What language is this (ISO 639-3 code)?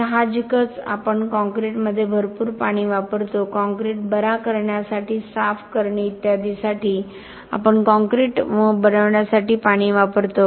mar